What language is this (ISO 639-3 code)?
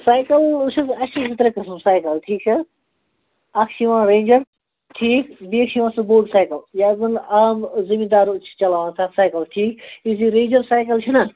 kas